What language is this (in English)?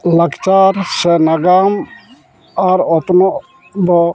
Santali